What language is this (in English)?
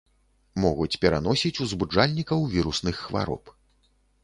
Belarusian